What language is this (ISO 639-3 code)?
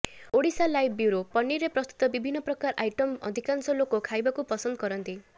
ori